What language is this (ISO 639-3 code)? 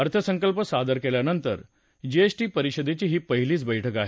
mar